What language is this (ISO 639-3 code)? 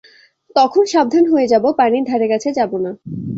ben